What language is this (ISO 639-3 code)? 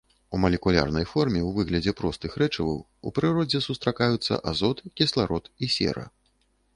bel